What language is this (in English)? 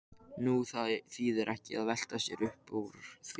Icelandic